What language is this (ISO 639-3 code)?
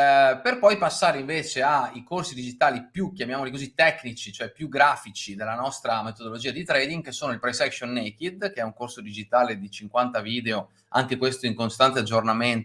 ita